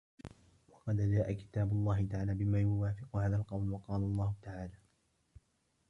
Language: Arabic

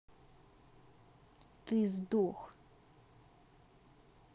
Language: Russian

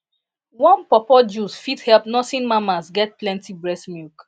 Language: Nigerian Pidgin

